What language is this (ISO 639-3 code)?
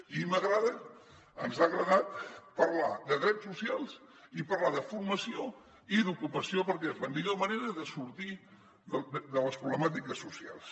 cat